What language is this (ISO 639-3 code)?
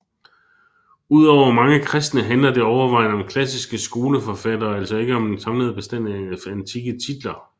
dan